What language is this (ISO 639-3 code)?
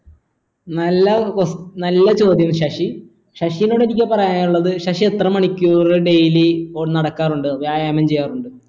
mal